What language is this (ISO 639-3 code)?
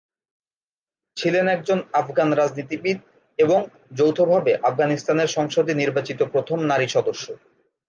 ben